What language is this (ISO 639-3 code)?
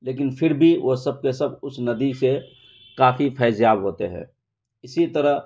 urd